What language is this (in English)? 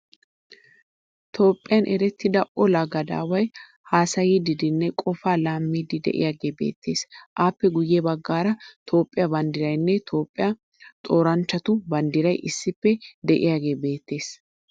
Wolaytta